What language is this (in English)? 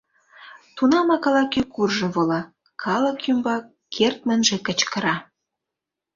Mari